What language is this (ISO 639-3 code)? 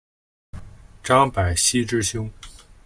zho